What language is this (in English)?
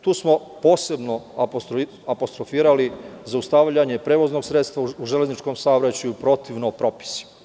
Serbian